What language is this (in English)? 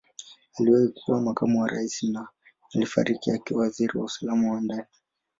Swahili